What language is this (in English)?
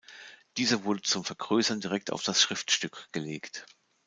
German